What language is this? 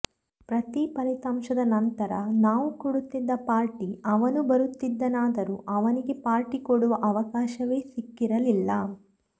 Kannada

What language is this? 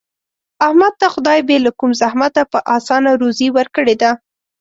Pashto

